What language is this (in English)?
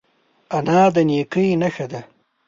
Pashto